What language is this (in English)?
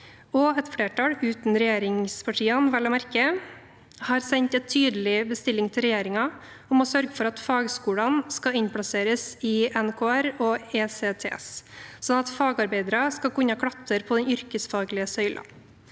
Norwegian